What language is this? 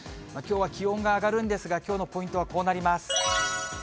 Japanese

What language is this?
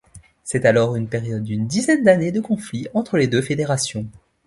French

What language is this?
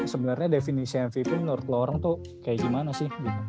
Indonesian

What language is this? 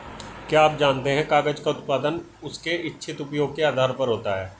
Hindi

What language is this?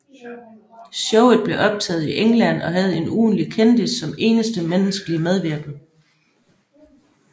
Danish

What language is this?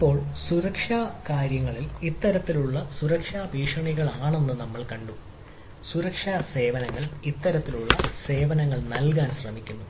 Malayalam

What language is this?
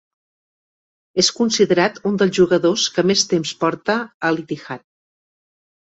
Catalan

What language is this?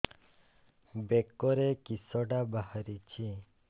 Odia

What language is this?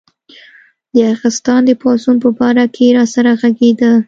Pashto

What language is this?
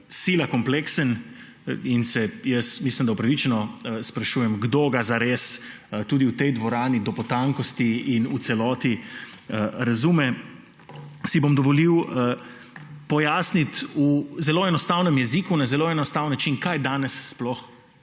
Slovenian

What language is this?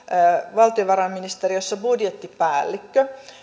Finnish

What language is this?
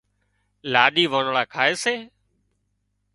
Wadiyara Koli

